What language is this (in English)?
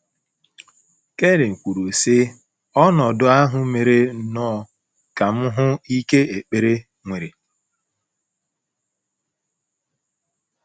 Igbo